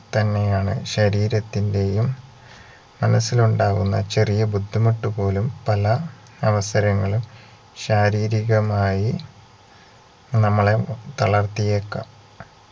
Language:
Malayalam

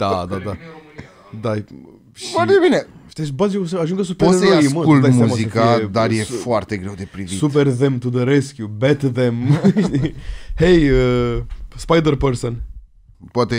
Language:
Romanian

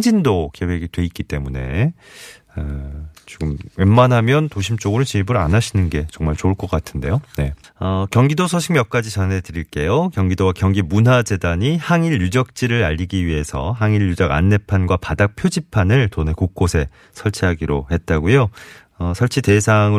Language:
Korean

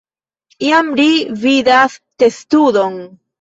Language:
Esperanto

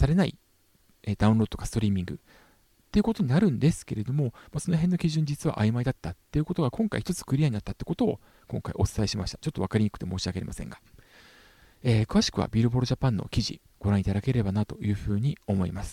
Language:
Japanese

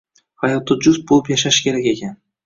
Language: Uzbek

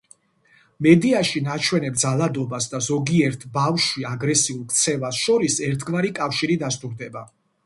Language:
Georgian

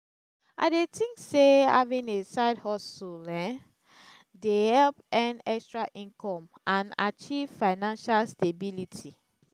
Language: Nigerian Pidgin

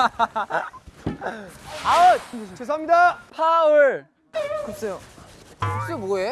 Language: Korean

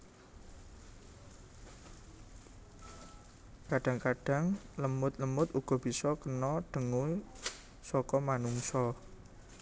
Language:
Javanese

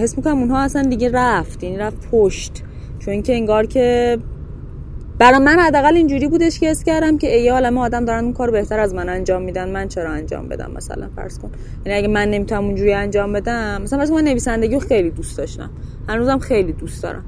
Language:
Persian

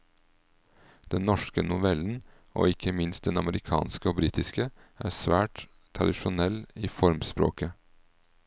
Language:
Norwegian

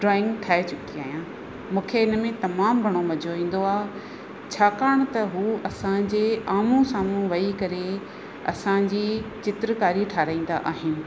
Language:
Sindhi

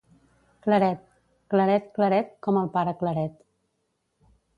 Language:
Catalan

